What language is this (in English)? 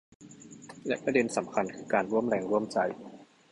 Thai